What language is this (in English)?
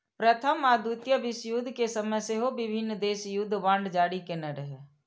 Maithili